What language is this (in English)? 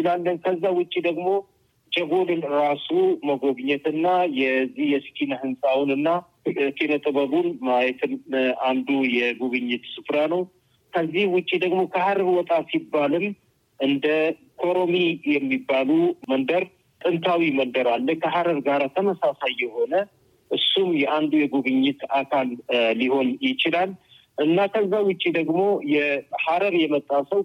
Amharic